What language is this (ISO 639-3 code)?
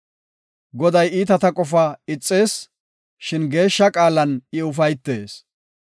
gof